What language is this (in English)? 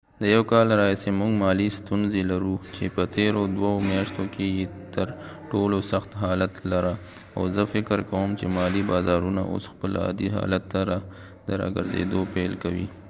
Pashto